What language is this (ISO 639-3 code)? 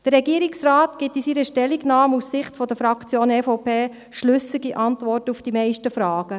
gsw